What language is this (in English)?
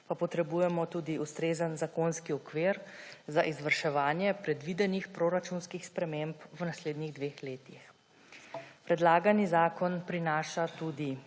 Slovenian